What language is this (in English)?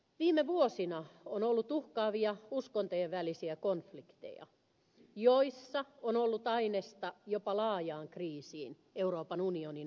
Finnish